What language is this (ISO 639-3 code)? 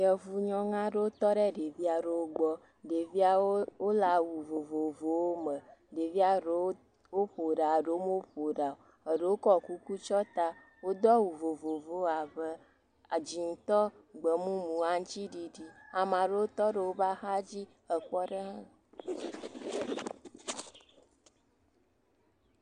ewe